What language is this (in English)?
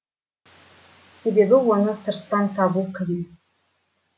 Kazakh